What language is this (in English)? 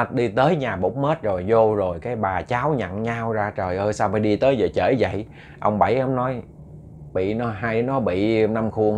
Vietnamese